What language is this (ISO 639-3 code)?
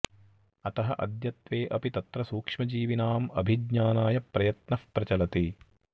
san